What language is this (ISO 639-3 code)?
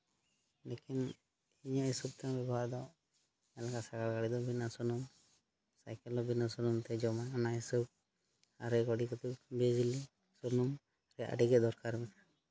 sat